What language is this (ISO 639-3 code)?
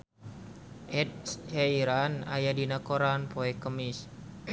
sun